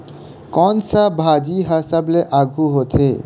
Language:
Chhattisgarhi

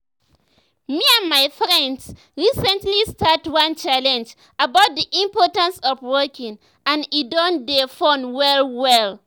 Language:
Nigerian Pidgin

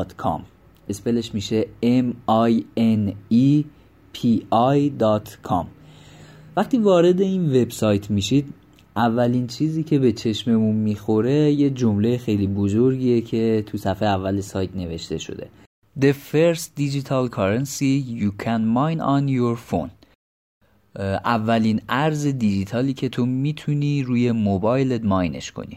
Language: Persian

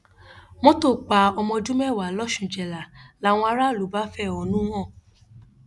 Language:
Yoruba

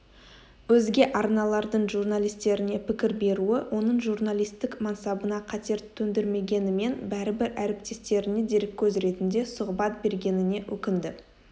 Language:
Kazakh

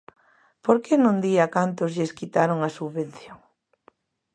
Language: Galician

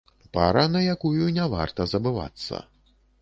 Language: Belarusian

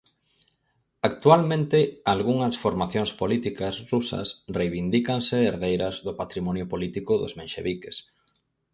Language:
Galician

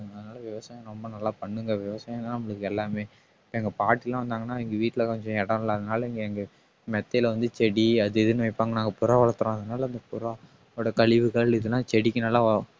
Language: Tamil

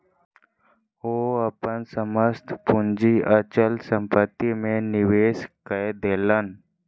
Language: Maithili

